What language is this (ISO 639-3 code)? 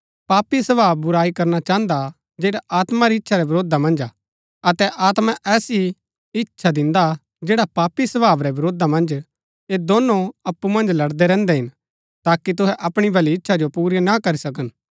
gbk